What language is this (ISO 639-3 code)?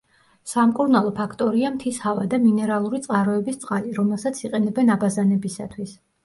kat